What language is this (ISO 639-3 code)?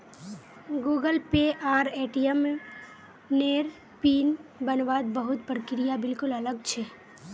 mag